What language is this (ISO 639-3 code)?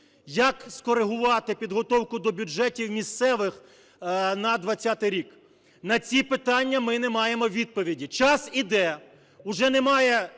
ukr